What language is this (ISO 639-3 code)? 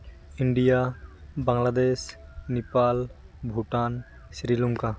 sat